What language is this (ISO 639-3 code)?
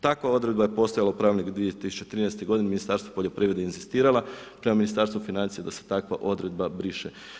hrv